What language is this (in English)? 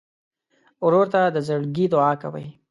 Pashto